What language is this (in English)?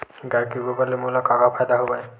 Chhattisgarhi